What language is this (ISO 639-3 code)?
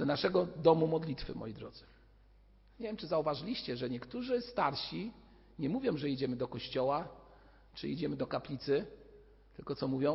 pol